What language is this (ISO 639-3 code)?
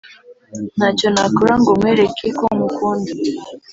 kin